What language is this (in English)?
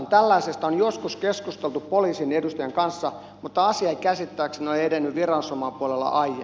Finnish